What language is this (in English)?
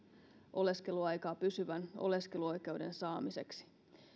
Finnish